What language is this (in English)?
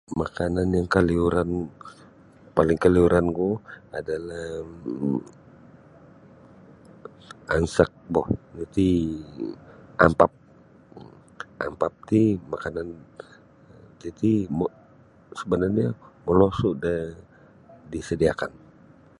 Sabah Bisaya